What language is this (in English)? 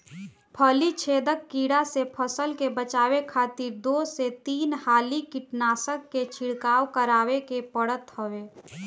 Bhojpuri